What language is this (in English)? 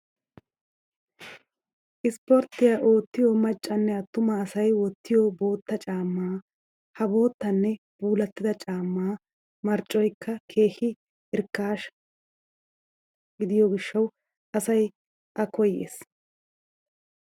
Wolaytta